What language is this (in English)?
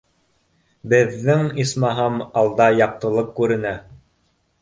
Bashkir